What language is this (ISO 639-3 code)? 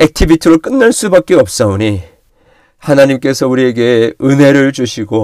kor